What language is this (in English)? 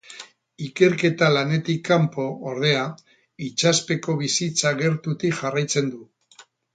Basque